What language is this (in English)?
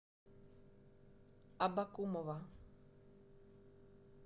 Russian